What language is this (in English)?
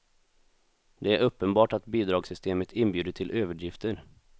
Swedish